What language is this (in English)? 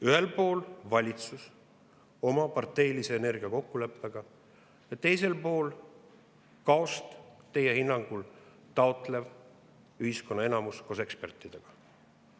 Estonian